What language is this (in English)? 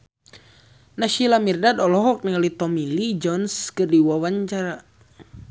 Sundanese